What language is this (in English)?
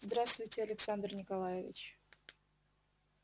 Russian